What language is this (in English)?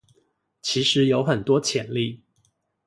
Chinese